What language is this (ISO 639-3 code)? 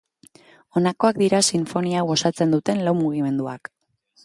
eus